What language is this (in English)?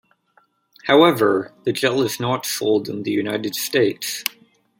English